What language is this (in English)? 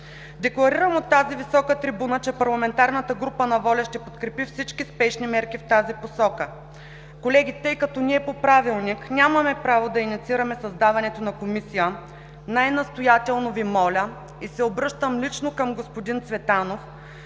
Bulgarian